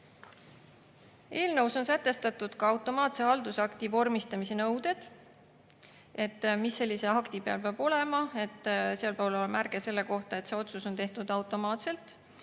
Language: Estonian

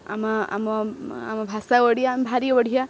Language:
Odia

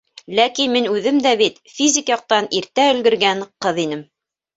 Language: Bashkir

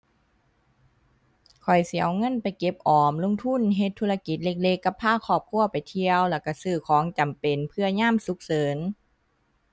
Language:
Thai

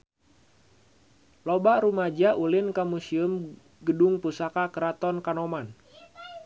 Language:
Sundanese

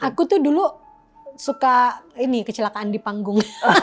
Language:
Indonesian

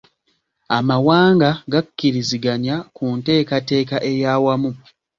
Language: Ganda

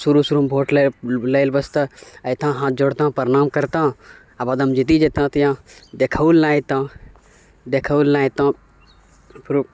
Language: Maithili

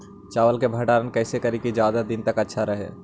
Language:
Magahi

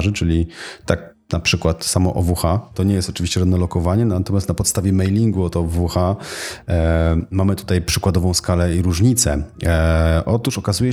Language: Polish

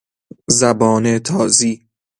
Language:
Persian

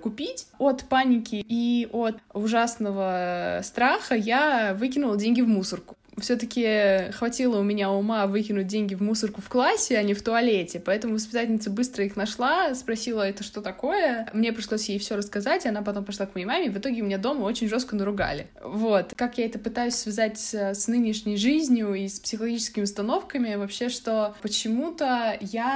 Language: Russian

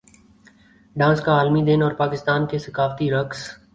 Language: Urdu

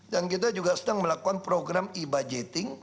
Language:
Indonesian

